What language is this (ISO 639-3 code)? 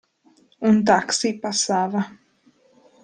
ita